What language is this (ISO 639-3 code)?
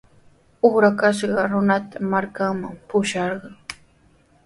qws